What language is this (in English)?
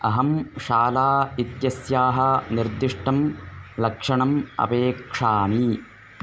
Sanskrit